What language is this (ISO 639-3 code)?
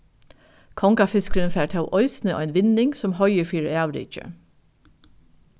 fao